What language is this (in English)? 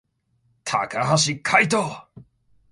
Japanese